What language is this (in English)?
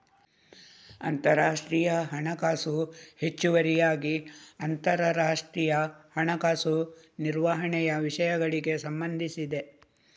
Kannada